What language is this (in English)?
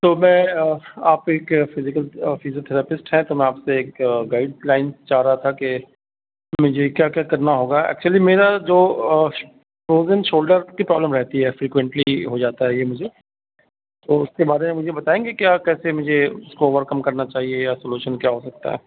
Urdu